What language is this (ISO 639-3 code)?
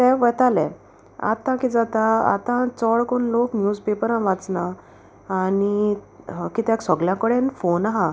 kok